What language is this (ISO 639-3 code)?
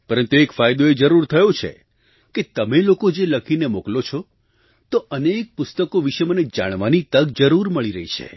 guj